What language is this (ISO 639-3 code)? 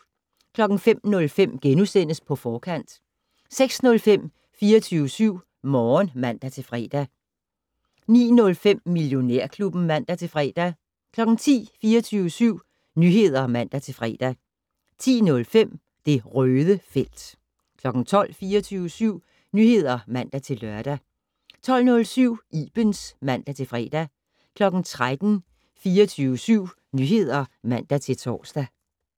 dan